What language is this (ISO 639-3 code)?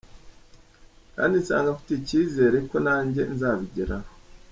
kin